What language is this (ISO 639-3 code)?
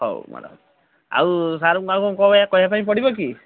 ori